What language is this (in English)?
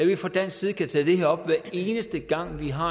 Danish